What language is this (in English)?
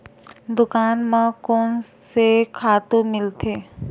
Chhattisgarhi